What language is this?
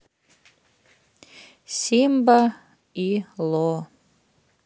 Russian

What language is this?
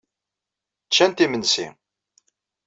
Kabyle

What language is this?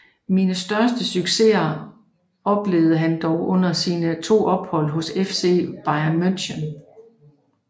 Danish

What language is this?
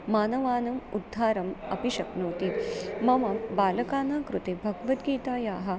Sanskrit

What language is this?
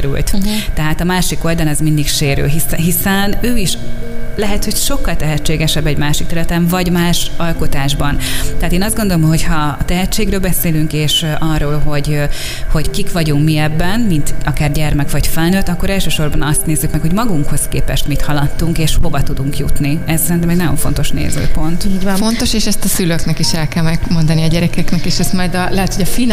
Hungarian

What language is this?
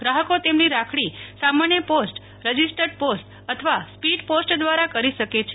Gujarati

